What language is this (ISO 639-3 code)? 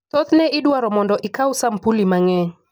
luo